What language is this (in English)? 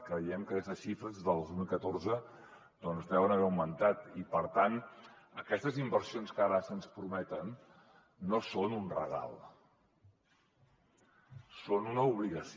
Catalan